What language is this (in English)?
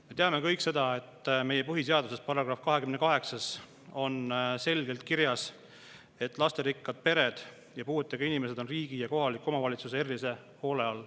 Estonian